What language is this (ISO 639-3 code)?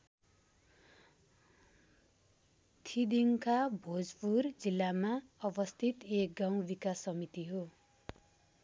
nep